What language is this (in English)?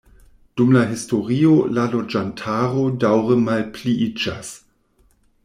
Esperanto